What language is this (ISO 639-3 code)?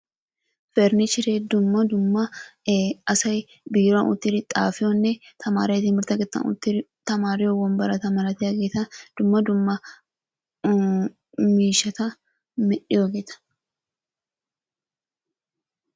wal